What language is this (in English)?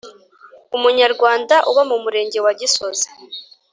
Kinyarwanda